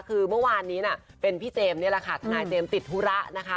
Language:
Thai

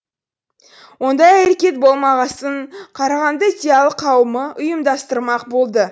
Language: Kazakh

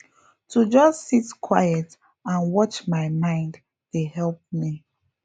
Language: Nigerian Pidgin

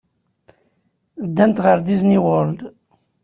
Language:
Kabyle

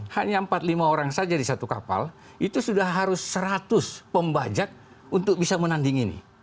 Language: Indonesian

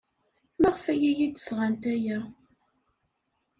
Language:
Kabyle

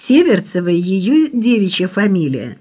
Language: Russian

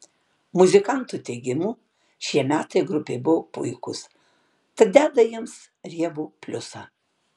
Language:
Lithuanian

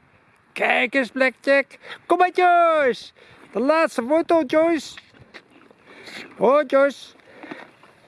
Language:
Dutch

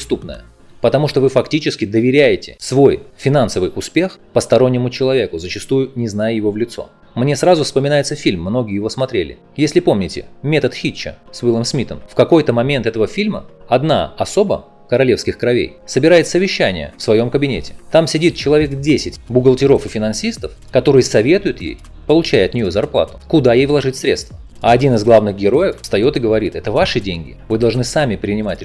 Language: Russian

